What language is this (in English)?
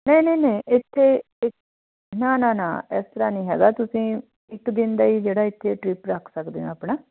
Punjabi